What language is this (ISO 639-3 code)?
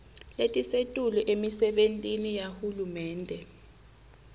ssw